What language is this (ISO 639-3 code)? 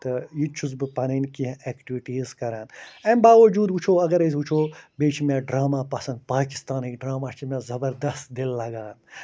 kas